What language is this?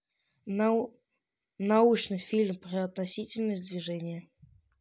Russian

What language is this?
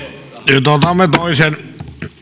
Finnish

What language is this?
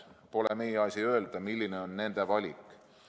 Estonian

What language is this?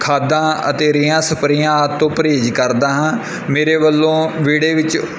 Punjabi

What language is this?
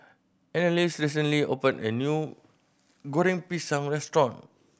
English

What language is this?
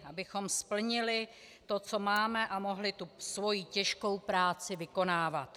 Czech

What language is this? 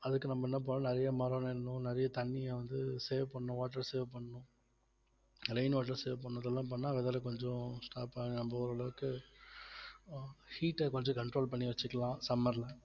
Tamil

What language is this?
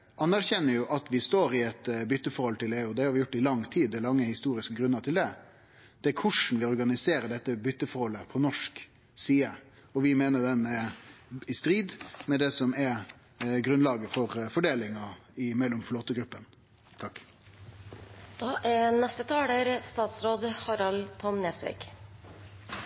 Norwegian Nynorsk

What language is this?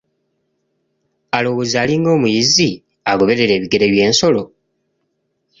Ganda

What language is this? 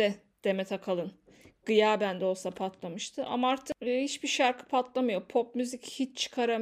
Turkish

